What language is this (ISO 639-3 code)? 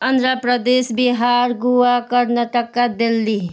nep